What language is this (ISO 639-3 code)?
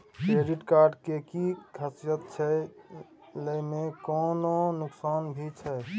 mai